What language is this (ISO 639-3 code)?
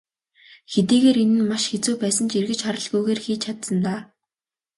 mon